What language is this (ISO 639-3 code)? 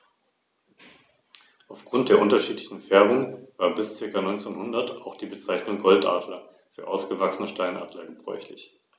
deu